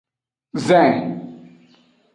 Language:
Aja (Benin)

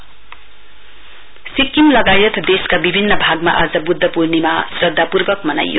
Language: Nepali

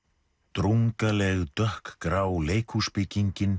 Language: Icelandic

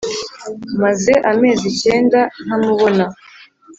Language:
Kinyarwanda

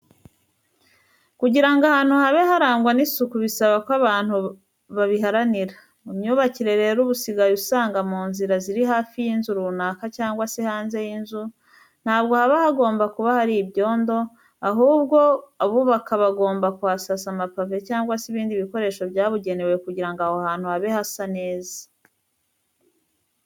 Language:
Kinyarwanda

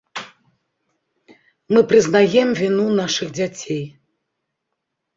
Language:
Belarusian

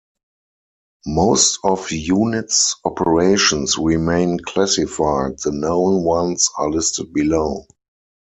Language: English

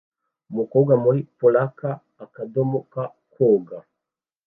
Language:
Kinyarwanda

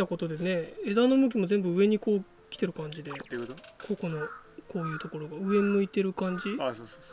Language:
Japanese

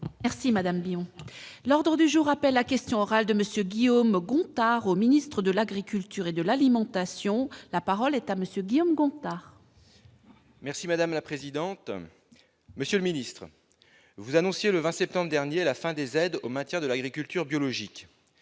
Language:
French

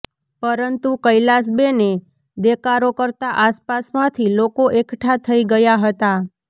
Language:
Gujarati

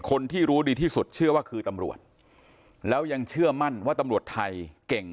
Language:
Thai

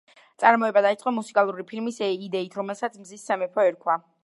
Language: Georgian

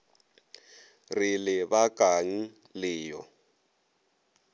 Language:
Northern Sotho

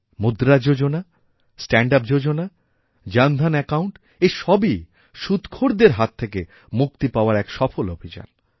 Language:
Bangla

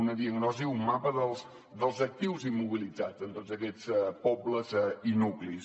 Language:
Catalan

